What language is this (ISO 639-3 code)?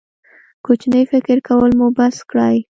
pus